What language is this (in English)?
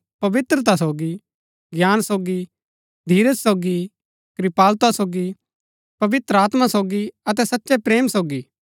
Gaddi